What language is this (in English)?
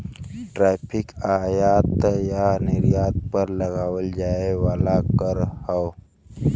Bhojpuri